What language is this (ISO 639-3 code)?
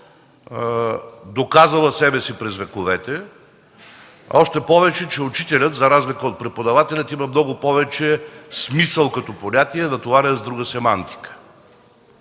bul